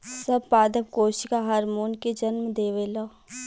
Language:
Bhojpuri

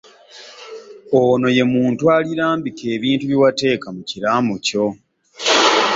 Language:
Ganda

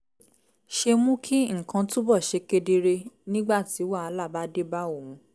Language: Yoruba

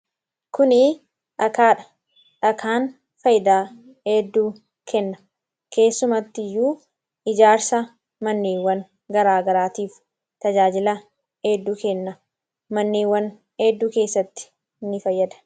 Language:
Oromo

